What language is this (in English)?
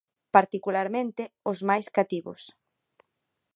Galician